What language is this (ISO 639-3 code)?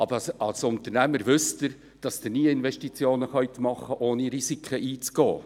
gsw